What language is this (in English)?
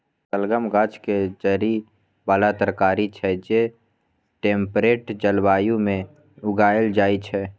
Maithili